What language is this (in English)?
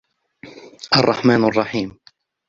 Arabic